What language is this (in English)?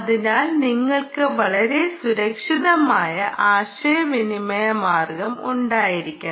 Malayalam